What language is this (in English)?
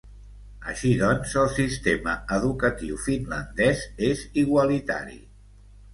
Catalan